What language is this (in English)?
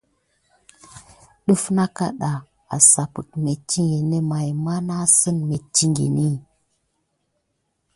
Gidar